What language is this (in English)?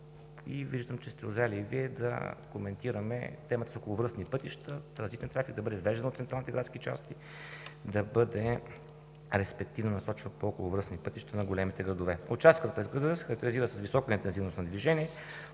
Bulgarian